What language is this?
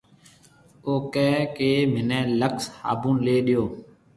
Marwari (Pakistan)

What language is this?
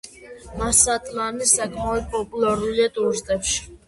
Georgian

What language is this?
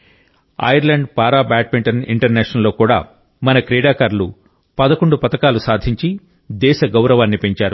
Telugu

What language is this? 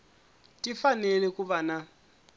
Tsonga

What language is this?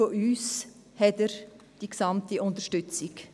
Swiss German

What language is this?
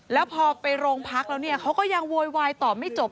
Thai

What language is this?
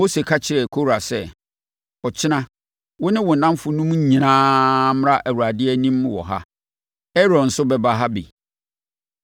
Akan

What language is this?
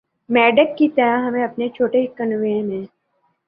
Urdu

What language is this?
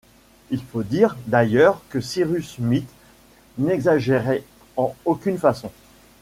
French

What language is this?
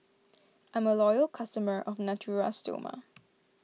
English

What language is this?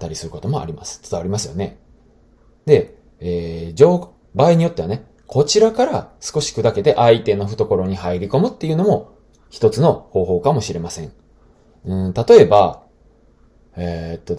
Japanese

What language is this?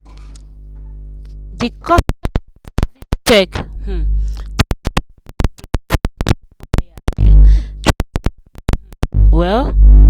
Nigerian Pidgin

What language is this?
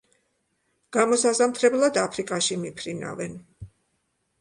Georgian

